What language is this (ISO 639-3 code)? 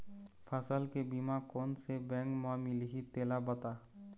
hne